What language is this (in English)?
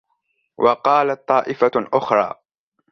Arabic